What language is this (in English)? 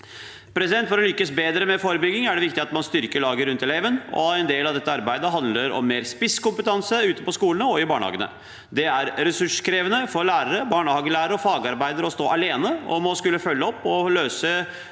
Norwegian